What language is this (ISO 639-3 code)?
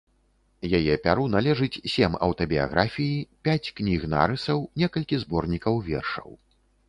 bel